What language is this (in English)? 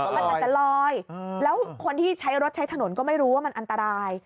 Thai